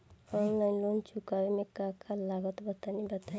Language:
Bhojpuri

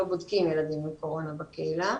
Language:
Hebrew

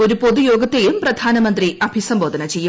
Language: Malayalam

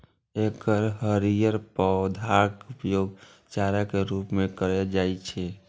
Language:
Maithili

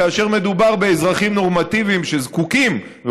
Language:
Hebrew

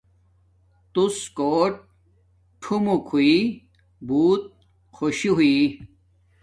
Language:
Domaaki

